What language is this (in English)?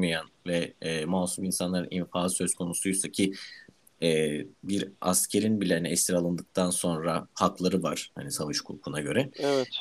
Turkish